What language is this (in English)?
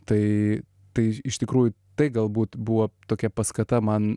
Lithuanian